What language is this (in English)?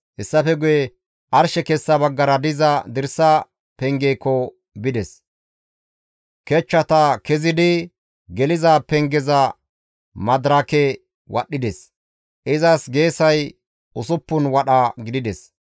Gamo